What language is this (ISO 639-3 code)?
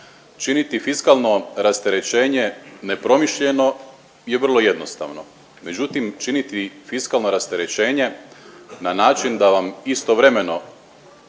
hrv